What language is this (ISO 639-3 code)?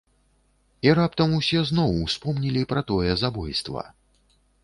bel